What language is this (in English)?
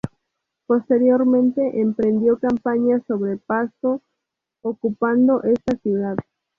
Spanish